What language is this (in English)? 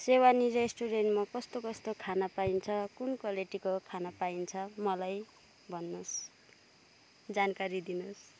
Nepali